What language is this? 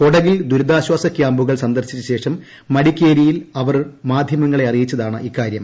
Malayalam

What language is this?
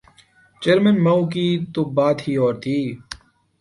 Urdu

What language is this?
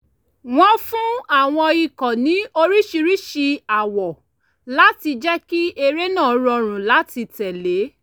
Yoruba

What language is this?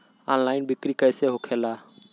Bhojpuri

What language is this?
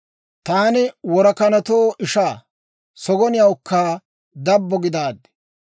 Dawro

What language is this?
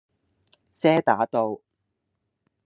Cantonese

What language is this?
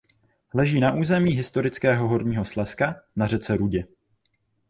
Czech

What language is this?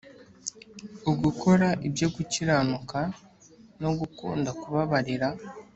Kinyarwanda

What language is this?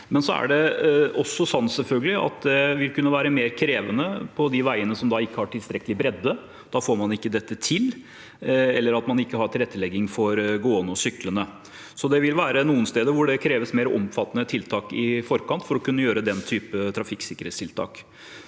Norwegian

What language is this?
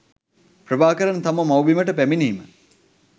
Sinhala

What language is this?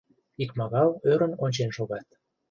Mari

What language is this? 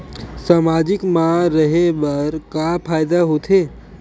Chhattisgarhi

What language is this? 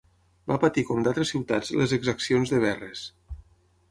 Catalan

